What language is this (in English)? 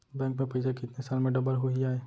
Chhattisgarhi